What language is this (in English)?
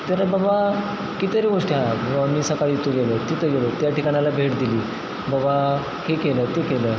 Marathi